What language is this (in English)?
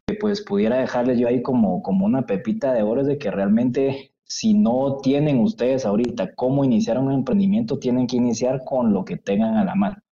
Spanish